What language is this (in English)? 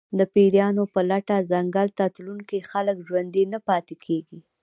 Pashto